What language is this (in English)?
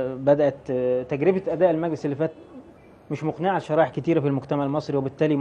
Arabic